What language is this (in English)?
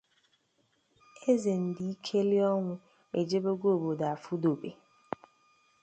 Igbo